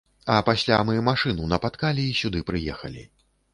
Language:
Belarusian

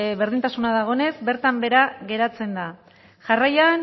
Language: Basque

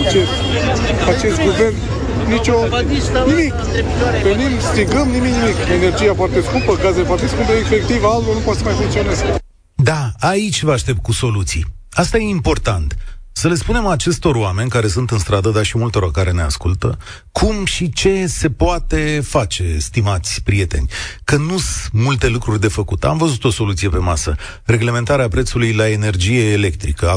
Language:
Romanian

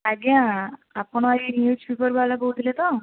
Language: Odia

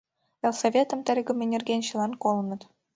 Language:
Mari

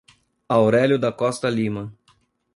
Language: Portuguese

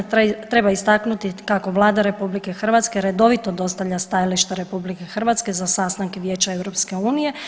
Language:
Croatian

